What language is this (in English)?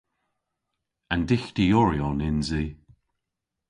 Cornish